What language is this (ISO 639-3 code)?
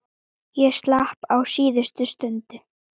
isl